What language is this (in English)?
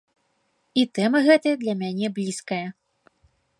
Belarusian